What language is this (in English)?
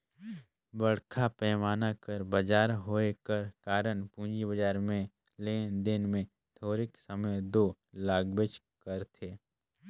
Chhattisgarhi